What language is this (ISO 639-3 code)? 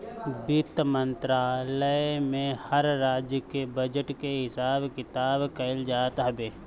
bho